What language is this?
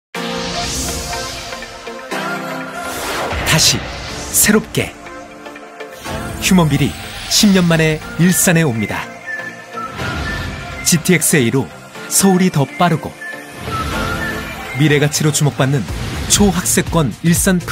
Korean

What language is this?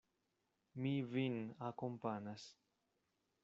Esperanto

